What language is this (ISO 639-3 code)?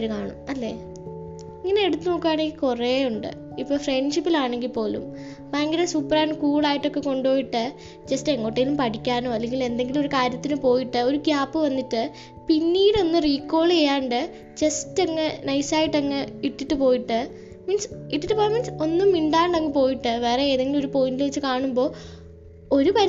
mal